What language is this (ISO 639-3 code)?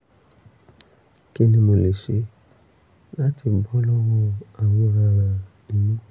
yor